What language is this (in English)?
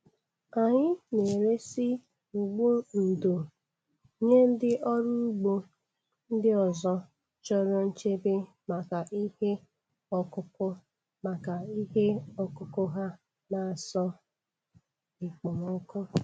Igbo